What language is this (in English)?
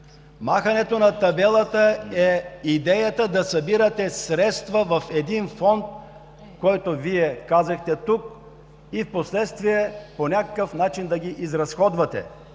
Bulgarian